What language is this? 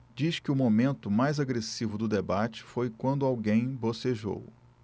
Portuguese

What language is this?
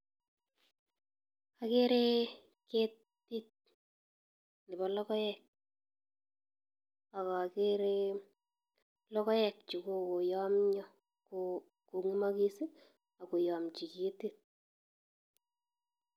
Kalenjin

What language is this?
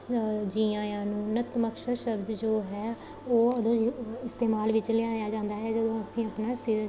Punjabi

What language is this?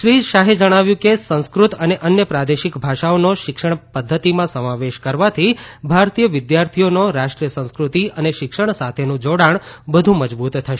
Gujarati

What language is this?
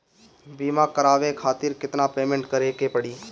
Bhojpuri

